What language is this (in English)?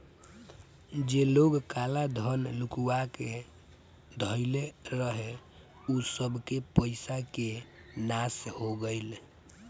Bhojpuri